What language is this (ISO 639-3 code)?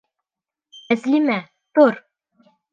bak